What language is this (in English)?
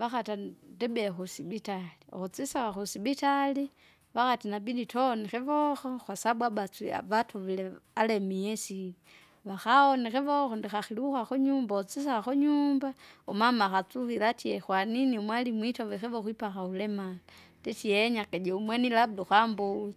Kinga